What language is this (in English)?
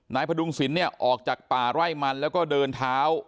Thai